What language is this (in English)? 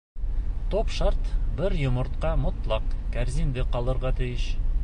Bashkir